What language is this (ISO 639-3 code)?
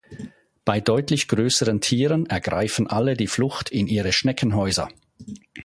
deu